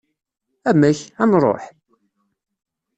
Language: Kabyle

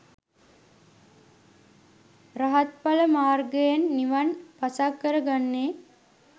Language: Sinhala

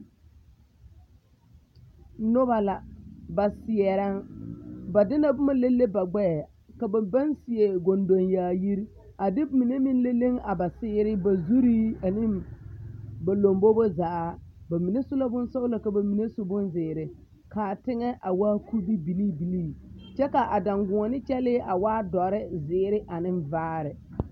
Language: Southern Dagaare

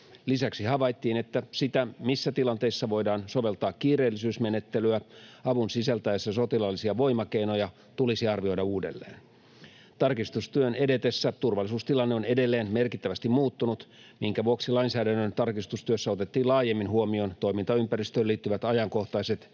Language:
Finnish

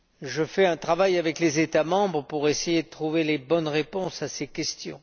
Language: French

